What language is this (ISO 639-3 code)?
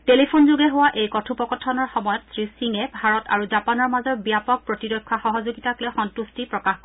asm